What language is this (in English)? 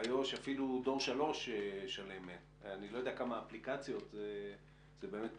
Hebrew